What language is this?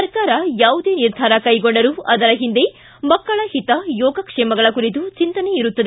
Kannada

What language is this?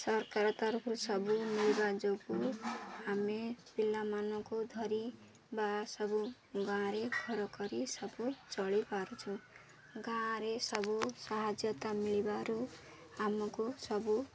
Odia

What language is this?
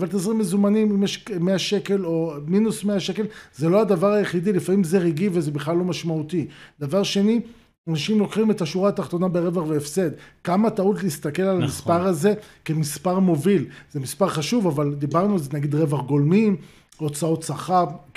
Hebrew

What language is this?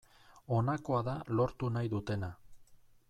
Basque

